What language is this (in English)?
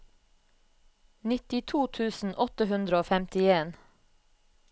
Norwegian